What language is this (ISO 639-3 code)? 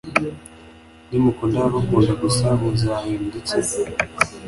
kin